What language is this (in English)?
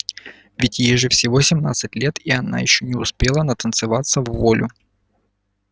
Russian